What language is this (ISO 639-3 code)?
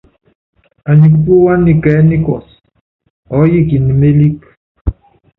yav